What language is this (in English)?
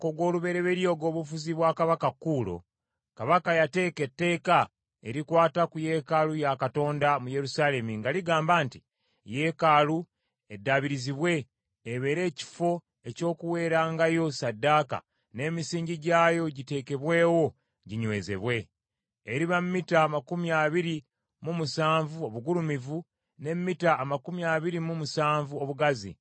Ganda